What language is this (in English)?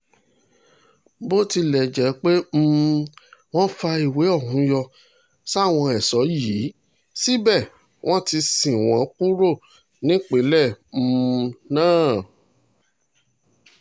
Yoruba